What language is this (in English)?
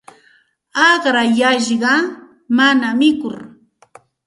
Santa Ana de Tusi Pasco Quechua